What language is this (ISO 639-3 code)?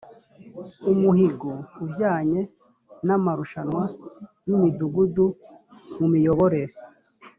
kin